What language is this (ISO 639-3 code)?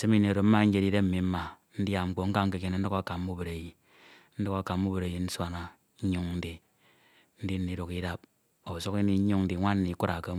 itw